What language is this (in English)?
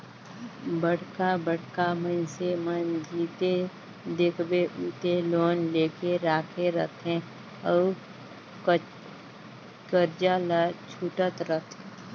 Chhattisgarhi